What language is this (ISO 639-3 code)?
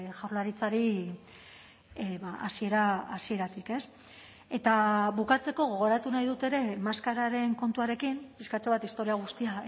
eus